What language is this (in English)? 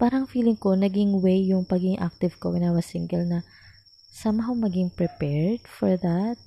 Filipino